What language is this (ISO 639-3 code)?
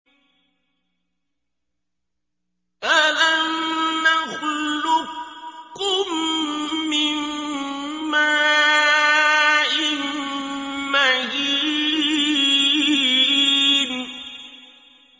ara